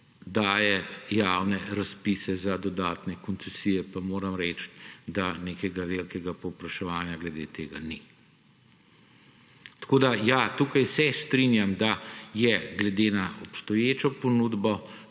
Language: Slovenian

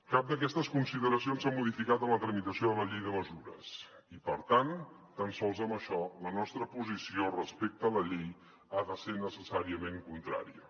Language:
Catalan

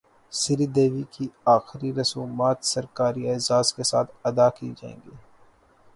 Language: Urdu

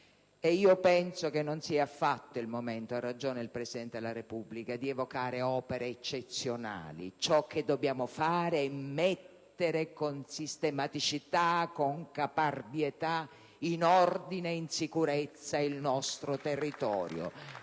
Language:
Italian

